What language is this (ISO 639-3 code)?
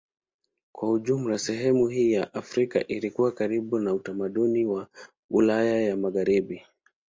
swa